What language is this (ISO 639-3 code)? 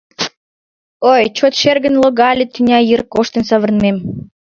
chm